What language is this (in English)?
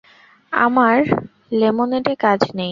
Bangla